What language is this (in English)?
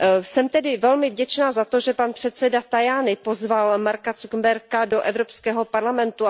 Czech